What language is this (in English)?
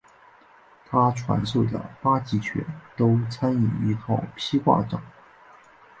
Chinese